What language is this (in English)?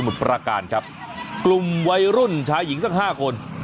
Thai